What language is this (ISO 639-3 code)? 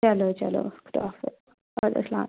kas